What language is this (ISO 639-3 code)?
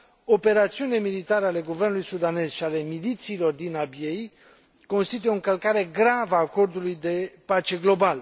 ron